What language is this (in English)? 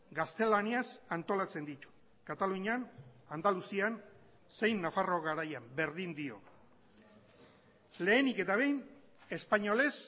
Basque